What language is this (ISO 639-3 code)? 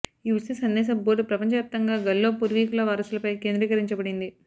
tel